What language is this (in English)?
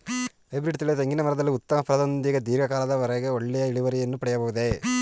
Kannada